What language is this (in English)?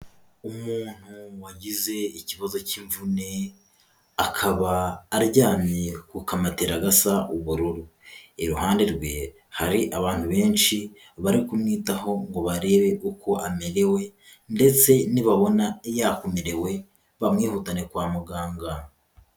Kinyarwanda